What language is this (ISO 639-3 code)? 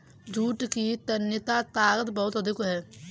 hin